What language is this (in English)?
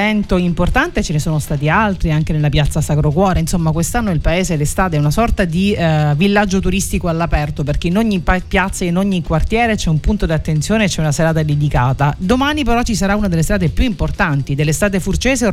Italian